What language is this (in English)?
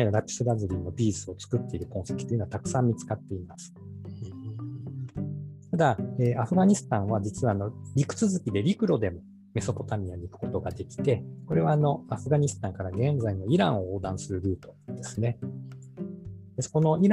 Japanese